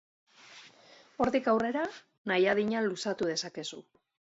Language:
Basque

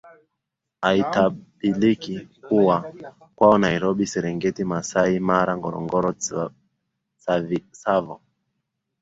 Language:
Swahili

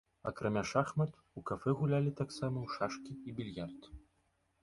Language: Belarusian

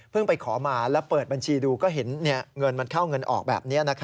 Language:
Thai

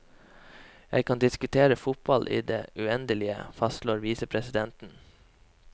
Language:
Norwegian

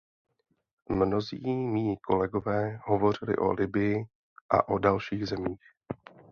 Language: Czech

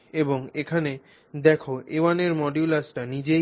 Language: Bangla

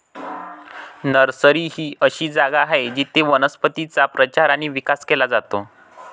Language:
Marathi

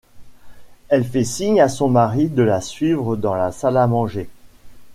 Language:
French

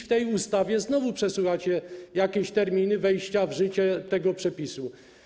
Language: Polish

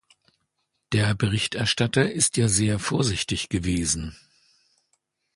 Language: German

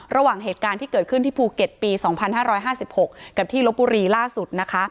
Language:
Thai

